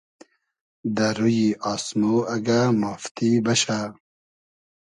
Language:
Hazaragi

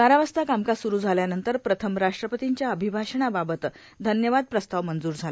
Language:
Marathi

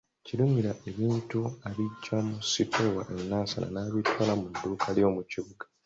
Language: Ganda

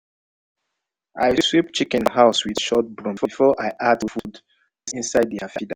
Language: Nigerian Pidgin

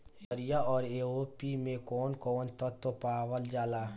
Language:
Bhojpuri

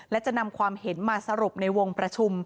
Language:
Thai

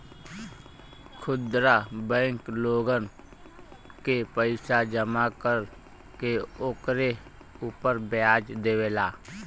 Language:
Bhojpuri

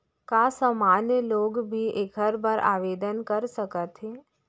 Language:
Chhattisgarhi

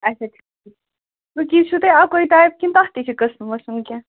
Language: Kashmiri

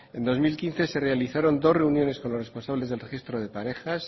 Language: Spanish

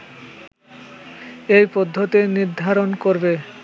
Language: Bangla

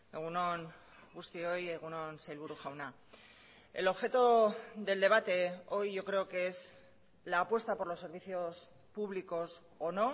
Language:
Spanish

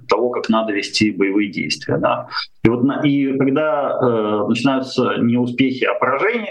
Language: Russian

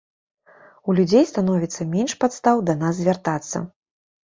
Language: Belarusian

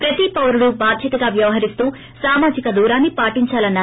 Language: Telugu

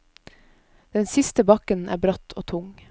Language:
Norwegian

